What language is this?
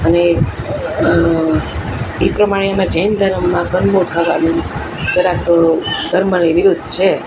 Gujarati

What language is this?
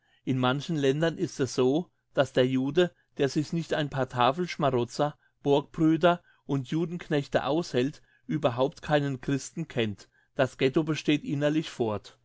German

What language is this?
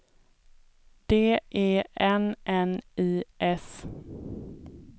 Swedish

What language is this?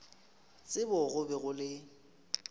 Northern Sotho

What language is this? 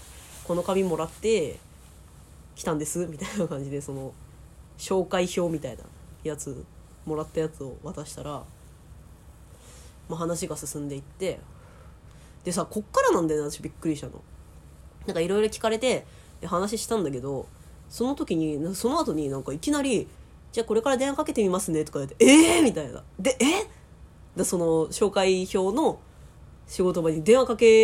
Japanese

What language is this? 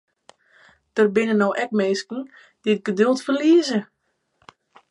Western Frisian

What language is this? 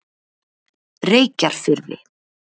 Icelandic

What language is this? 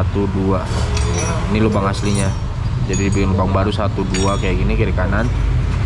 Indonesian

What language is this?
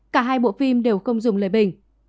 Vietnamese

